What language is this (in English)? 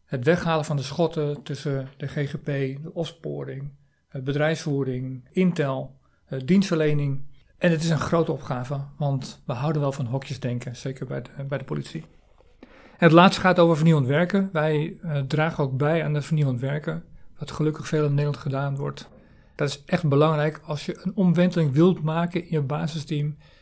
Dutch